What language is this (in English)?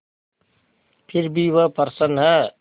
Hindi